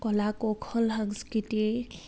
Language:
Assamese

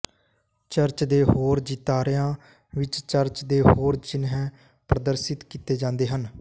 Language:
Punjabi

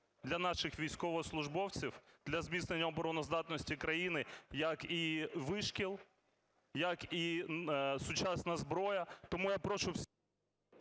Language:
Ukrainian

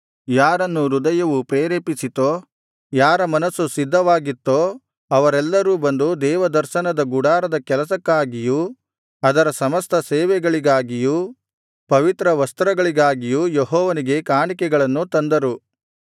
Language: Kannada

